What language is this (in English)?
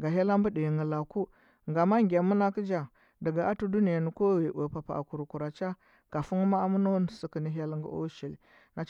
Huba